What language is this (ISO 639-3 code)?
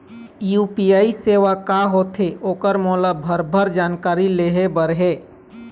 hne